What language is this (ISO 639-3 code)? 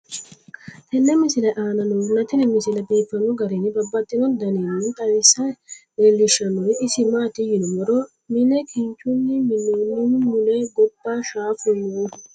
sid